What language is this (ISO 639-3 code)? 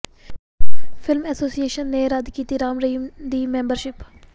pan